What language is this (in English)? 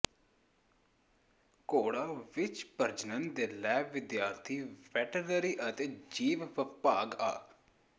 Punjabi